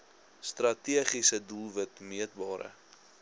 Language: Afrikaans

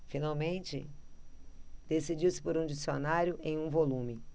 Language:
Portuguese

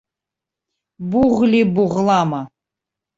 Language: Abkhazian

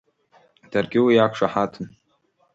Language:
Abkhazian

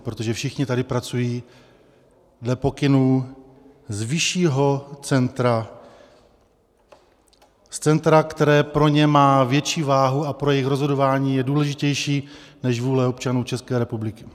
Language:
Czech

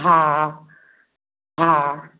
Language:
Maithili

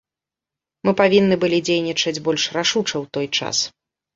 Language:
Belarusian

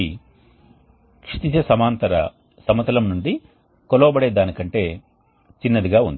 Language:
Telugu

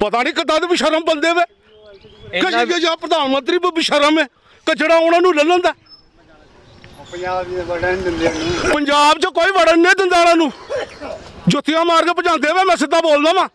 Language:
Punjabi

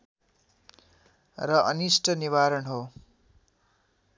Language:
Nepali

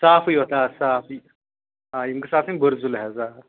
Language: Kashmiri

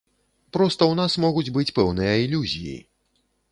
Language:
Belarusian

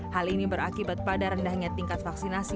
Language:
Indonesian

